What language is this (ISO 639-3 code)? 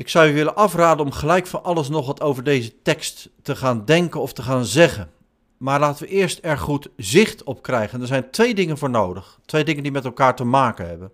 nld